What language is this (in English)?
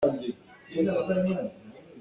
Hakha Chin